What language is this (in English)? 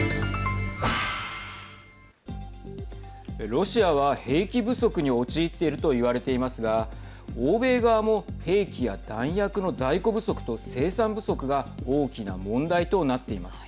Japanese